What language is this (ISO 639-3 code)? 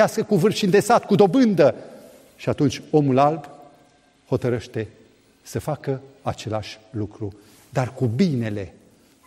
ron